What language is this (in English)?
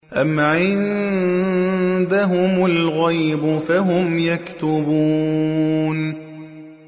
Arabic